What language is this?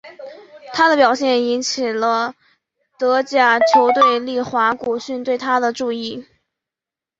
Chinese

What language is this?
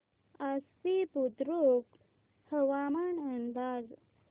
Marathi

